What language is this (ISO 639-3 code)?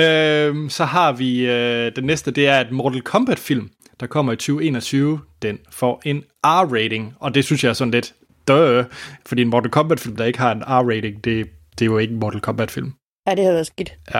dan